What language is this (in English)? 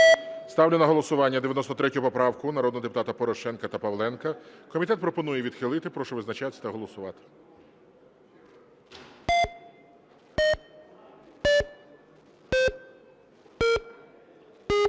Ukrainian